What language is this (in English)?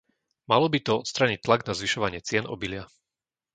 Slovak